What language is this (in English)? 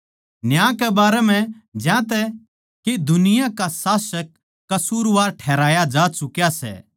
Haryanvi